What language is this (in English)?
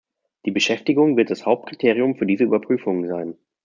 German